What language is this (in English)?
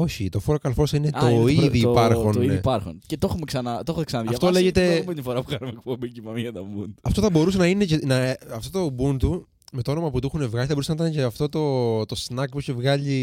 Greek